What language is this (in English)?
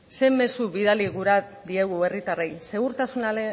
Basque